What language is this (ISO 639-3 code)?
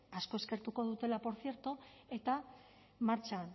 eus